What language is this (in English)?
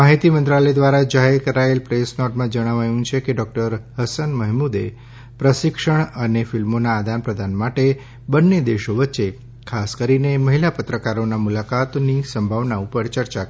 Gujarati